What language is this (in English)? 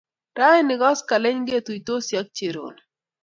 Kalenjin